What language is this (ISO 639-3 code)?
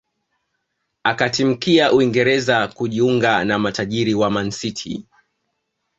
swa